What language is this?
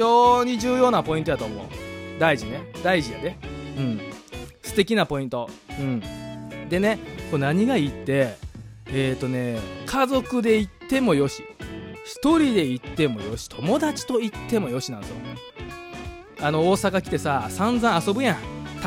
Japanese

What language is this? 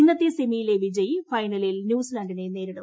Malayalam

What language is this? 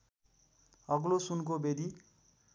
Nepali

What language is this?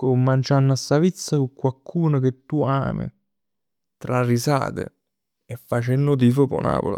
Neapolitan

